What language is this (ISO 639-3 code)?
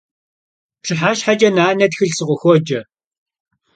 kbd